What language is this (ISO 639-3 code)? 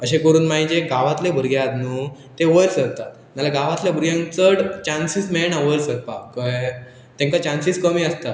kok